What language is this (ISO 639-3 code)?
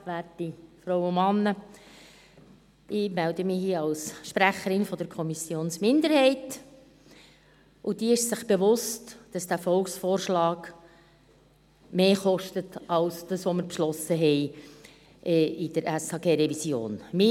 gsw